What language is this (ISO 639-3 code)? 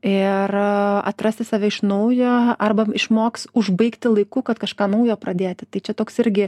lit